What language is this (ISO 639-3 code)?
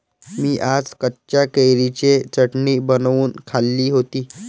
mar